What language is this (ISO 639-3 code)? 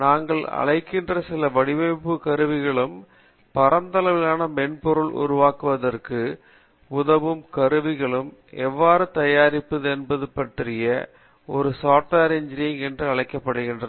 tam